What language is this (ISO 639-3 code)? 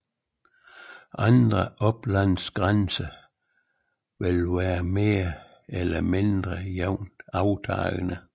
dan